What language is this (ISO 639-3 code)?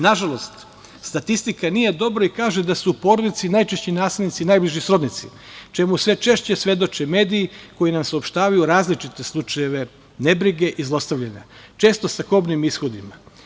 srp